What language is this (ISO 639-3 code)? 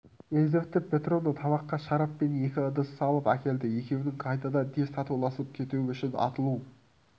kaz